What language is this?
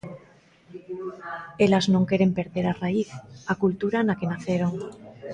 Galician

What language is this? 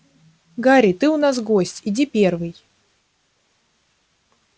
Russian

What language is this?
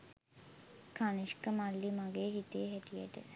Sinhala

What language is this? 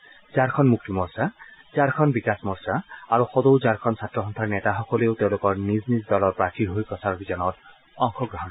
Assamese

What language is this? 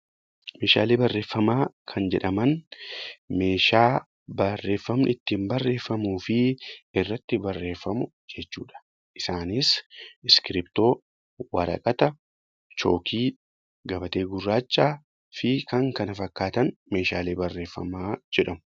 Oromo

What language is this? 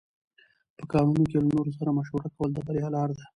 Pashto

